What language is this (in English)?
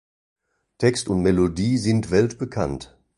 German